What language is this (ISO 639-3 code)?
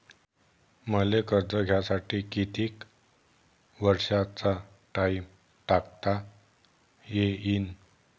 mar